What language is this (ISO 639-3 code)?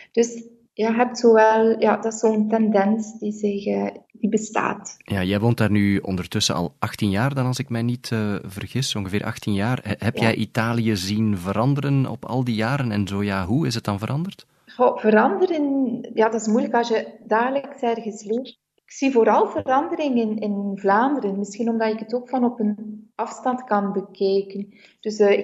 nld